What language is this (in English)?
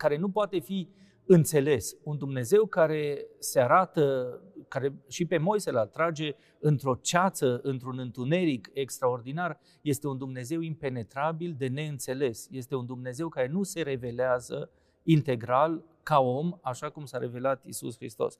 Romanian